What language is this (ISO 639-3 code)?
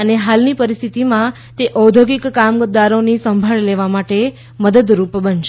guj